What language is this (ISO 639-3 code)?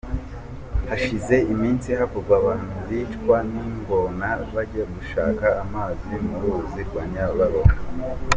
kin